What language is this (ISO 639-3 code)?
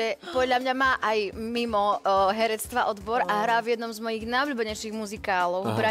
slk